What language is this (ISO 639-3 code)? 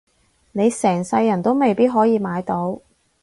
yue